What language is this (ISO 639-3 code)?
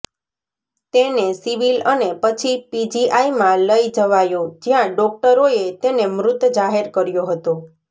guj